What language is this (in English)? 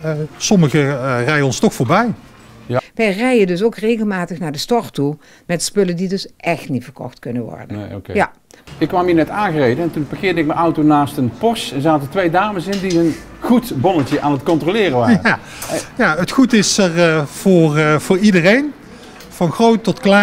Dutch